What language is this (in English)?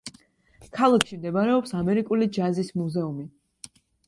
Georgian